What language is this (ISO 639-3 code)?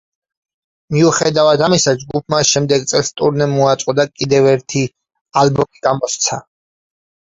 kat